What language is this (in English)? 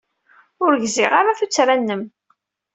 Kabyle